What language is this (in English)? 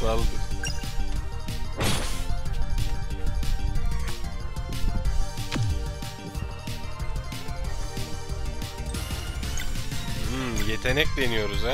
Turkish